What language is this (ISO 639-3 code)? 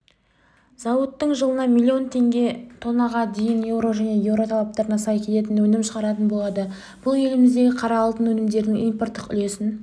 kaz